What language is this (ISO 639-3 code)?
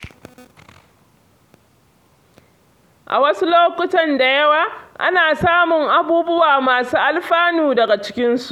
hau